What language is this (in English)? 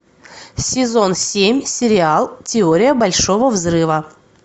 Russian